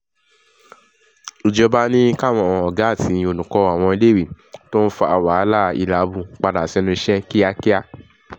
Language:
Yoruba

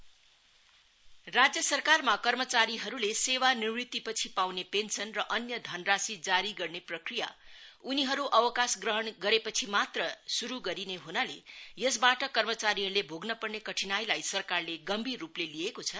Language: Nepali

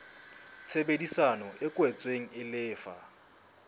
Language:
Southern Sotho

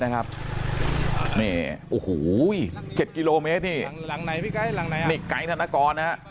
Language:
Thai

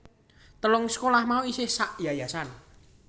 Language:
Javanese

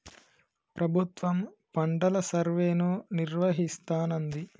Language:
Telugu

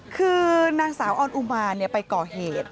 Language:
Thai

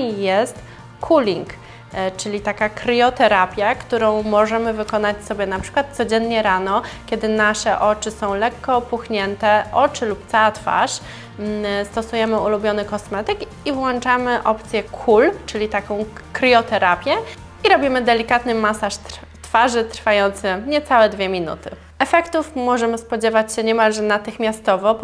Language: Polish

